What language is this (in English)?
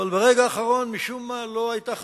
Hebrew